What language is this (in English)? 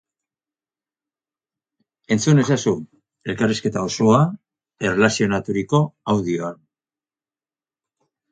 Basque